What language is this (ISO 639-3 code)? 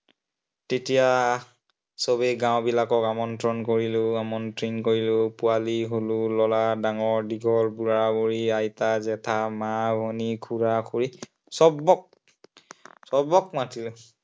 asm